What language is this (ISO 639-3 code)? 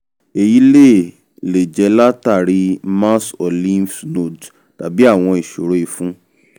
yor